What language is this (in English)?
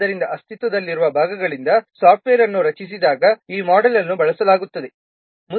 Kannada